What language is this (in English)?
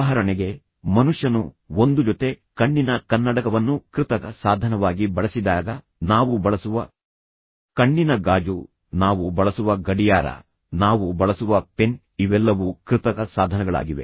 Kannada